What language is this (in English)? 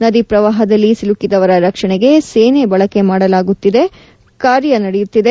Kannada